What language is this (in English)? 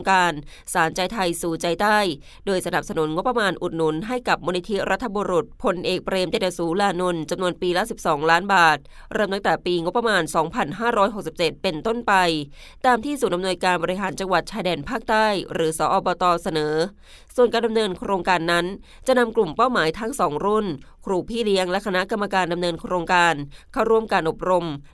Thai